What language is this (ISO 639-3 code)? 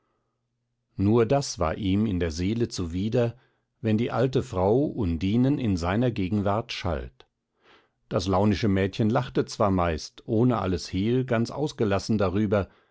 deu